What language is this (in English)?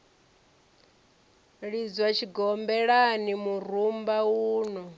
Venda